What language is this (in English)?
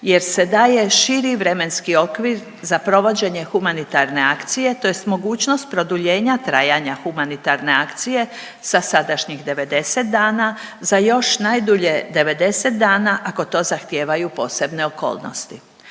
Croatian